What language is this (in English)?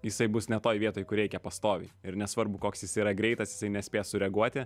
Lithuanian